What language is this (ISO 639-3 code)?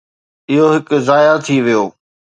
snd